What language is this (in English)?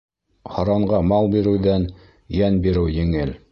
Bashkir